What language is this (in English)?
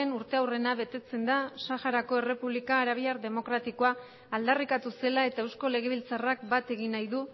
Basque